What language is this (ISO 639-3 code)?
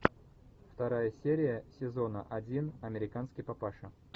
rus